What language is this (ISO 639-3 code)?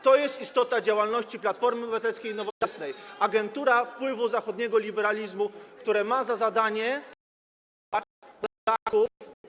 pol